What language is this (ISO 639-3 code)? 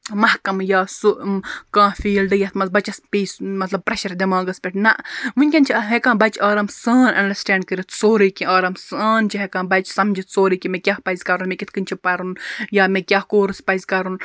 kas